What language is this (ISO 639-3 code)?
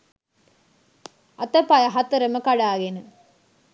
sin